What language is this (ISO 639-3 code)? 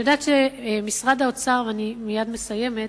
heb